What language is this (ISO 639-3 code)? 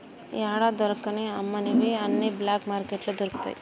tel